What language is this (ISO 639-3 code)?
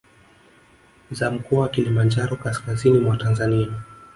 swa